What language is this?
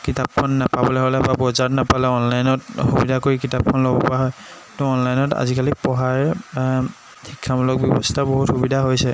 Assamese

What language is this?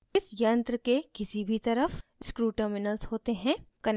Hindi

